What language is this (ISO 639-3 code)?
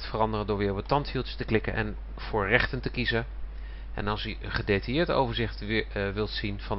nld